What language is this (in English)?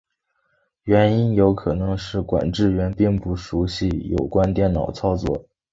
Chinese